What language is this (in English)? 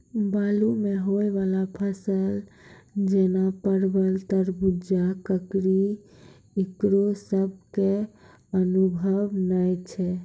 Maithili